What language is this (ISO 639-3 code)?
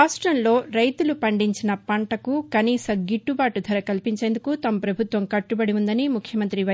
tel